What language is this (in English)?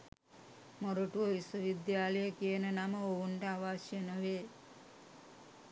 Sinhala